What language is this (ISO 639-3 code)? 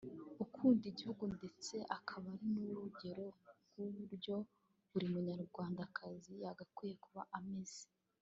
kin